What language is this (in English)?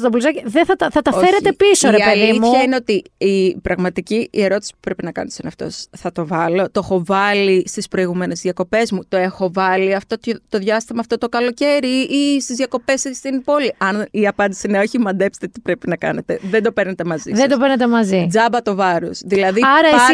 Greek